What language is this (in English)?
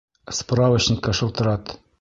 Bashkir